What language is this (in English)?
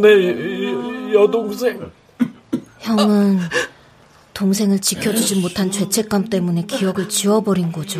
Korean